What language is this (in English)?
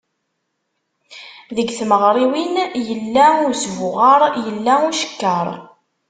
Kabyle